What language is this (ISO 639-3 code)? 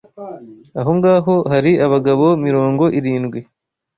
kin